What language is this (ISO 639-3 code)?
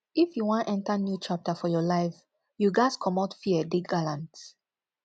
pcm